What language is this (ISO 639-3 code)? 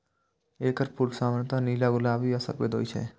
mai